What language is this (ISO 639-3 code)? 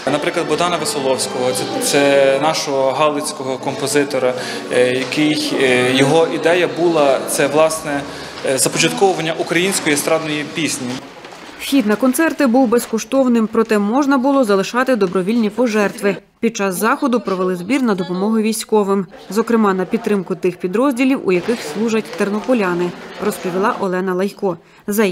ukr